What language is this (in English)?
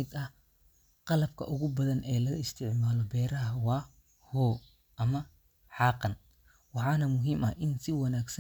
Somali